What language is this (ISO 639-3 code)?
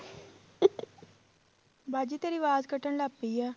pan